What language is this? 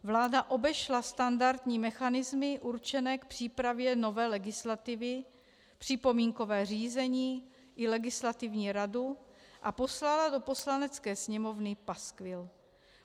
Czech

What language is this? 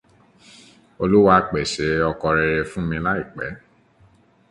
Yoruba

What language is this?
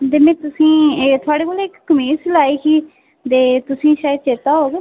Dogri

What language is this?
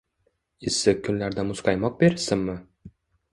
Uzbek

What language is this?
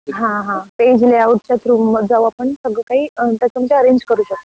Marathi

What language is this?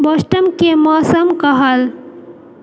Maithili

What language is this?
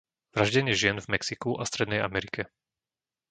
Slovak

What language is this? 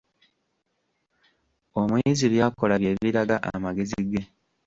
Ganda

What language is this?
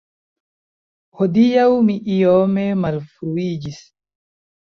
Esperanto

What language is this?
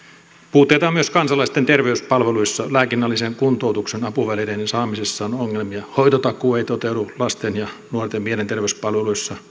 Finnish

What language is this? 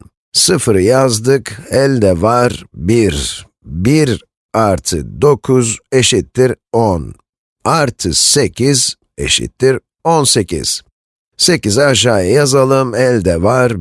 Turkish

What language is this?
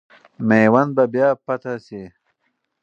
Pashto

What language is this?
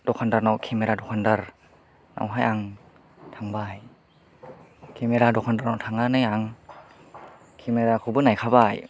Bodo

